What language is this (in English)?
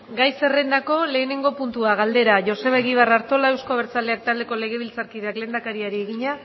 Basque